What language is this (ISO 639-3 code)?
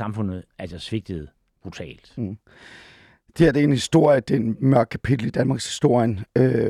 dan